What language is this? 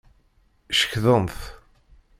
Kabyle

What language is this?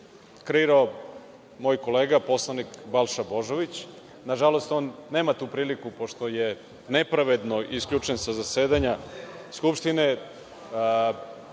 Serbian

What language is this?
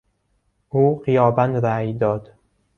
Persian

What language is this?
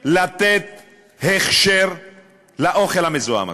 Hebrew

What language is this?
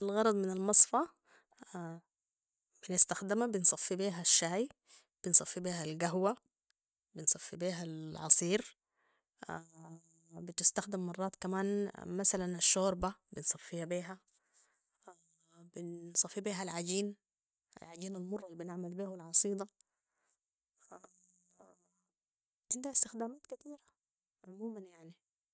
Sudanese Arabic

